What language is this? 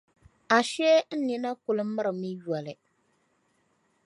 Dagbani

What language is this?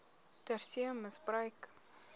Afrikaans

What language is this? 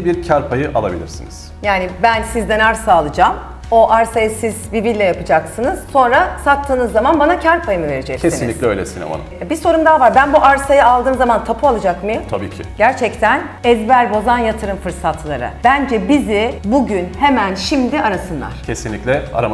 Turkish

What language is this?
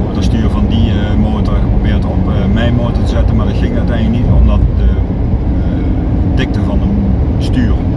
Dutch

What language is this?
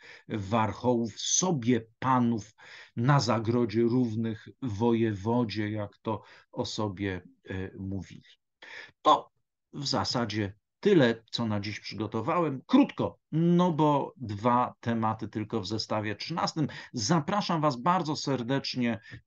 Polish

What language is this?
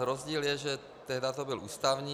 Czech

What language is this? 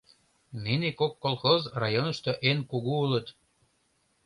Mari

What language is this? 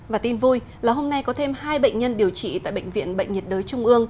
Vietnamese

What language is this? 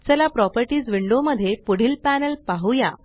Marathi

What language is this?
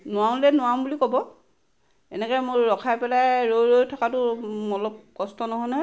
Assamese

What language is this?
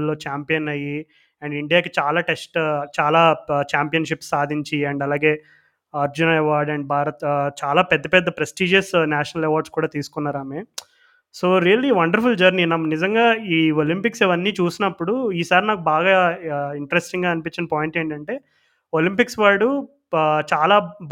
Telugu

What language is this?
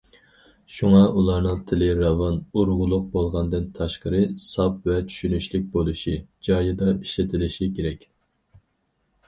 Uyghur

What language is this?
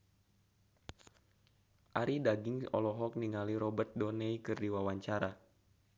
Sundanese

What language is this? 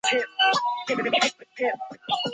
Chinese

